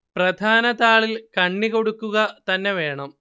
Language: Malayalam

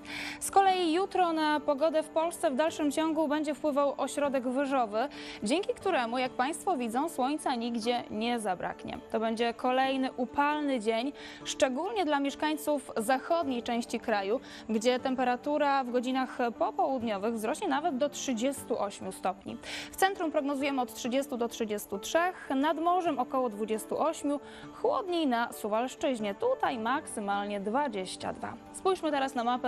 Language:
Polish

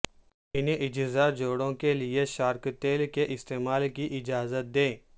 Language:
Urdu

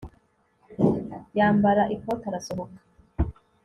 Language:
Kinyarwanda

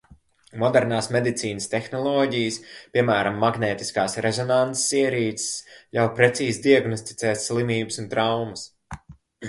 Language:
Latvian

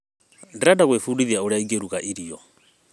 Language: Kikuyu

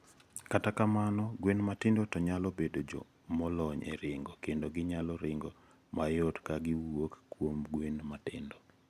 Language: Luo (Kenya and Tanzania)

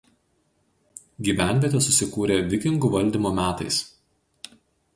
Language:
Lithuanian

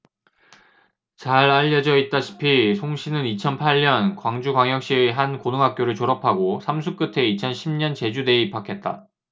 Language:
Korean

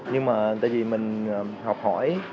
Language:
Vietnamese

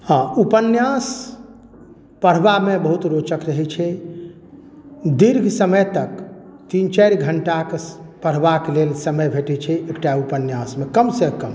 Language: Maithili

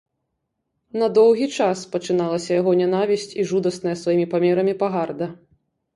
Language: Belarusian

